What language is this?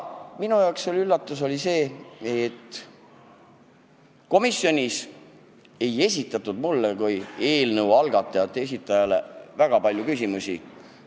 Estonian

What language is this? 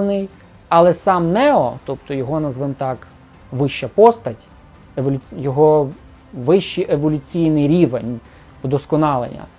Ukrainian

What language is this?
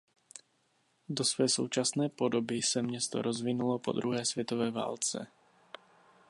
Czech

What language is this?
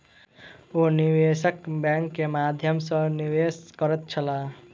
Maithili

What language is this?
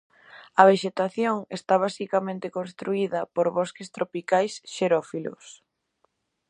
Galician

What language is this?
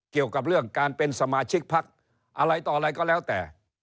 Thai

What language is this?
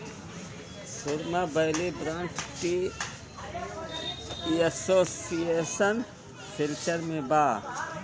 Bhojpuri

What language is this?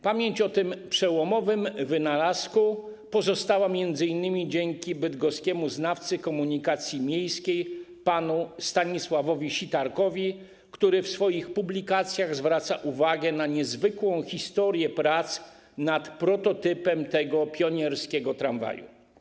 Polish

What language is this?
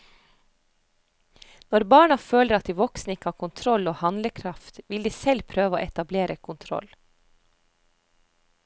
Norwegian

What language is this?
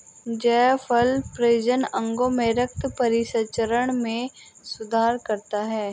Hindi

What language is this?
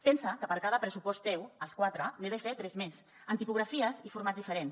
Catalan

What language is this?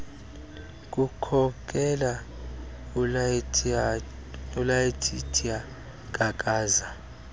Xhosa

